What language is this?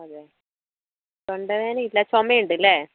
Malayalam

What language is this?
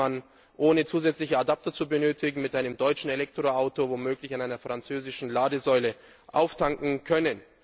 German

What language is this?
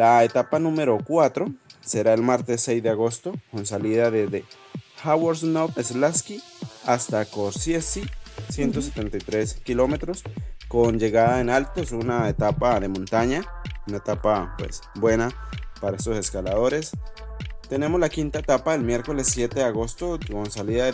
Spanish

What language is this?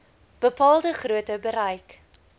Afrikaans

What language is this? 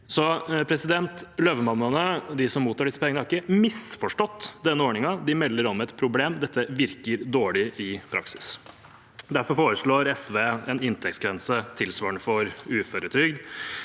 Norwegian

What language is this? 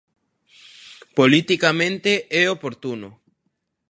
Galician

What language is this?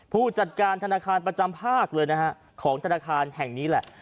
Thai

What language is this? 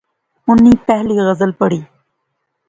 Pahari-Potwari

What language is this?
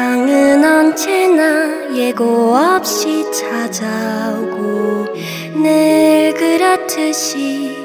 Korean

